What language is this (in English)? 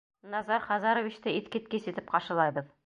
Bashkir